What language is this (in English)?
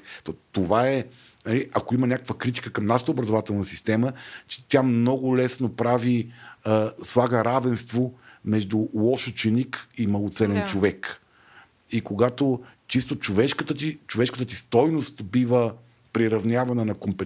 Bulgarian